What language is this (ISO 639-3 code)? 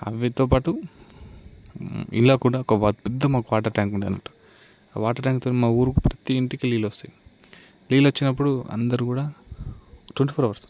tel